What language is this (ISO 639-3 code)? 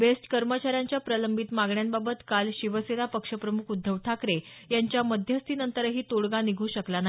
mar